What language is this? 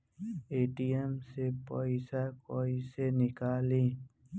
Bhojpuri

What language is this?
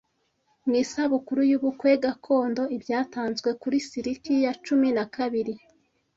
Kinyarwanda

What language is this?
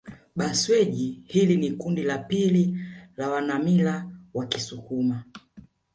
Swahili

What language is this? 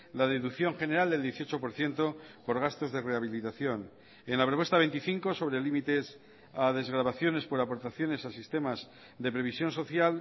Spanish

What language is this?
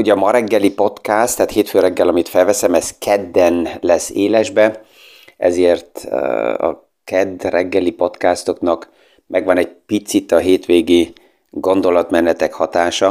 Hungarian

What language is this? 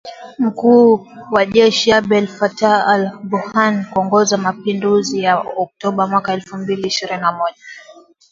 Swahili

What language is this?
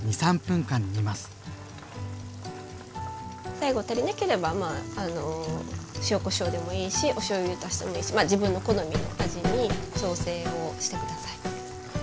Japanese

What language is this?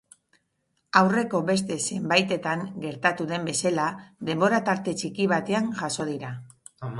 Basque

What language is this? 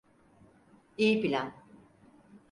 Turkish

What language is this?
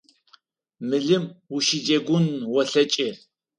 Adyghe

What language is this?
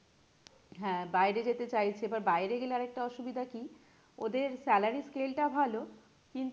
Bangla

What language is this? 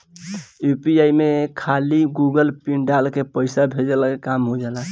Bhojpuri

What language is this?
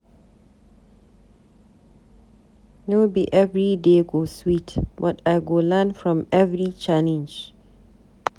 Nigerian Pidgin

